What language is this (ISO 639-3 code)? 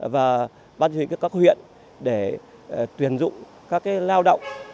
vie